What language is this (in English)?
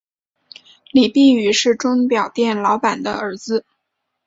Chinese